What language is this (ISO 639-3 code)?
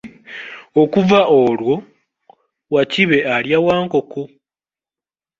lug